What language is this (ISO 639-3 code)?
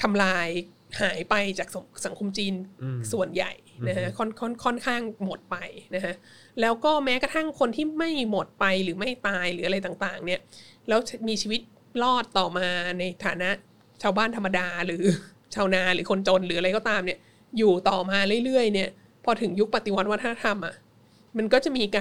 tha